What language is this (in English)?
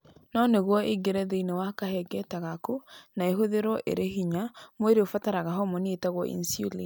Kikuyu